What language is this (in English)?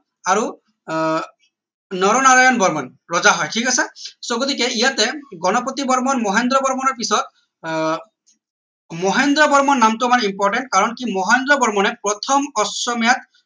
Assamese